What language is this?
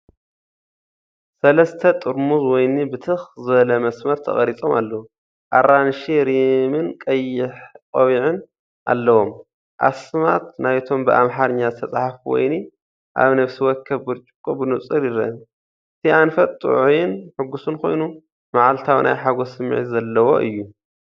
Tigrinya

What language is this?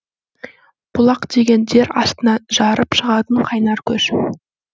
Kazakh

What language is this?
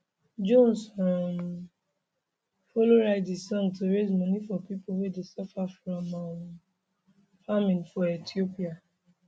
Nigerian Pidgin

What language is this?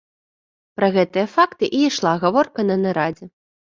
Belarusian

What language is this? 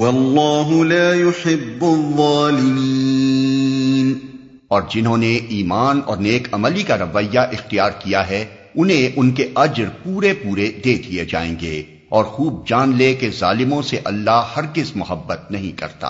Urdu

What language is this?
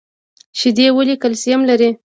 Pashto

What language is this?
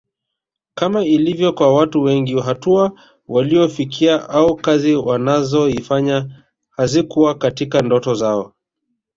Swahili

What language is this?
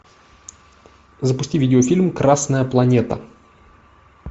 Russian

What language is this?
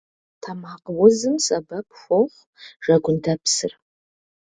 Kabardian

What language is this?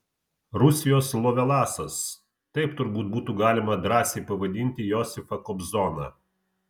Lithuanian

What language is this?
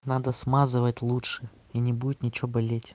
Russian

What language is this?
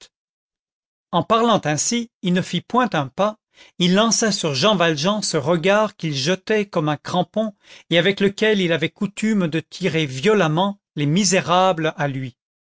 French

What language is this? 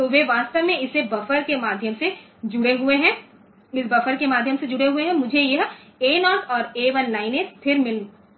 Hindi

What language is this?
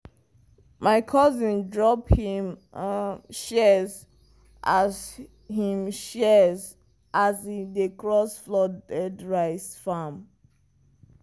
Nigerian Pidgin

